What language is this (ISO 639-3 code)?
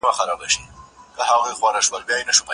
pus